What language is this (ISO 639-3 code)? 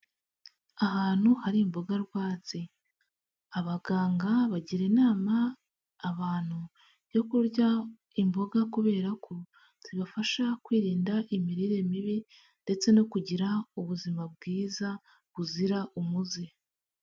kin